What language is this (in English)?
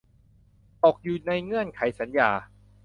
Thai